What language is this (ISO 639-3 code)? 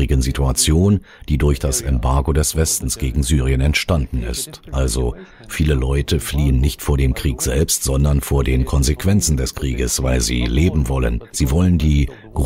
deu